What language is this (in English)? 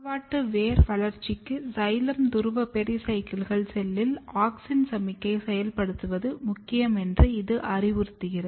Tamil